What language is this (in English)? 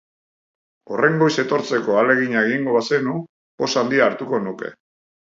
Basque